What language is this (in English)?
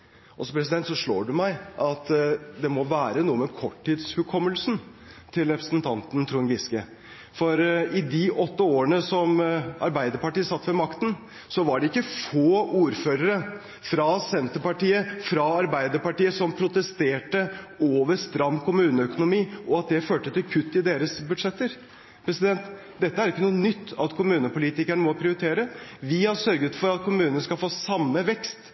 Norwegian Bokmål